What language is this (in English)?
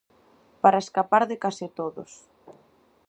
Galician